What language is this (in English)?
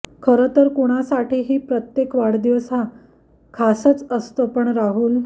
Marathi